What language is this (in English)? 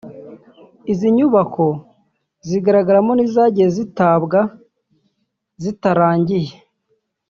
Kinyarwanda